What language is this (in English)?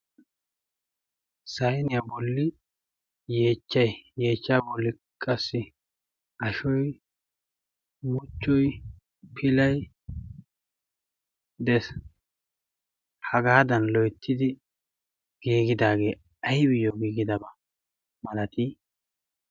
Wolaytta